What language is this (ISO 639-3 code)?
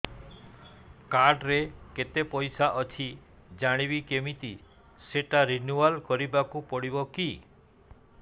ori